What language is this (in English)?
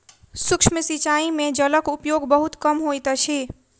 Maithili